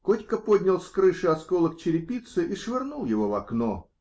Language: Russian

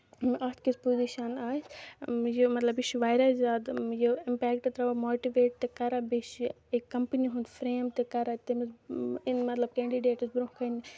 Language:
Kashmiri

